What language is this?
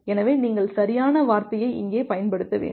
Tamil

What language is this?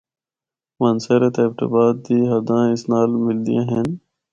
Northern Hindko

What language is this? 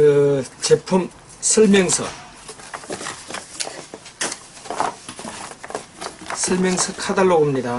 Korean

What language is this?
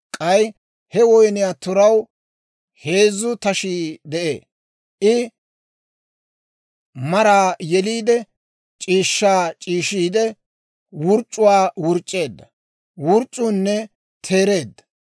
Dawro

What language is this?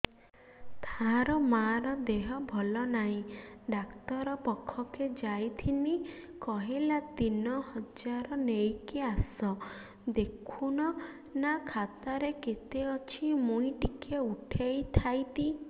Odia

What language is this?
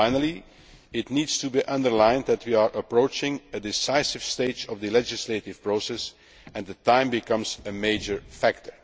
English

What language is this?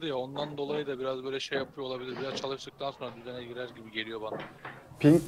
Turkish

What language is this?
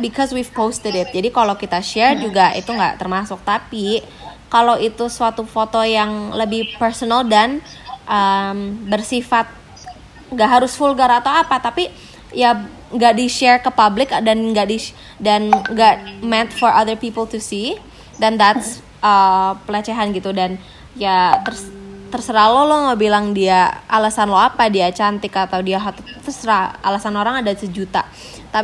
Indonesian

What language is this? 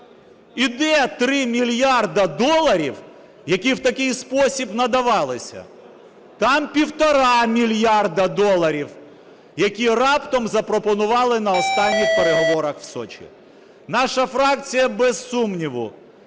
Ukrainian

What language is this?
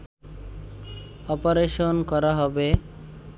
Bangla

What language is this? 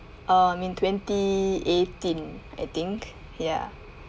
English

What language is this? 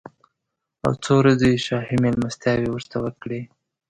Pashto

